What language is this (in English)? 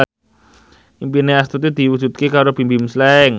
Javanese